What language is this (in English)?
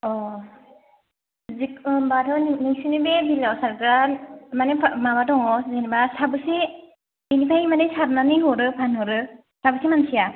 Bodo